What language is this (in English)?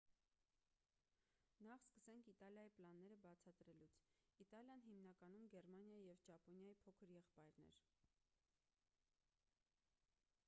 Armenian